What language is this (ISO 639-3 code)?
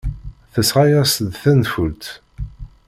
kab